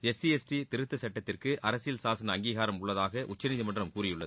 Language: Tamil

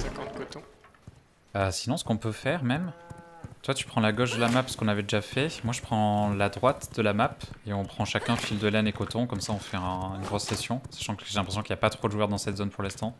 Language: French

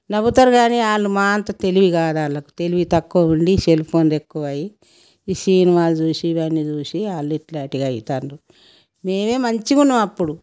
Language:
Telugu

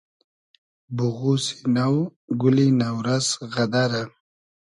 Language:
Hazaragi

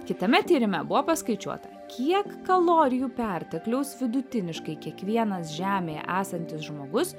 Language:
Lithuanian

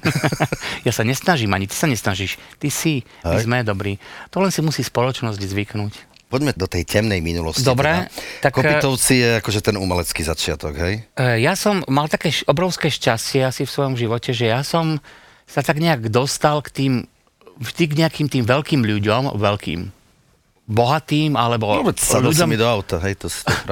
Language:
Slovak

